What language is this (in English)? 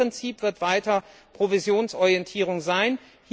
German